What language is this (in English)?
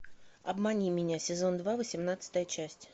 Russian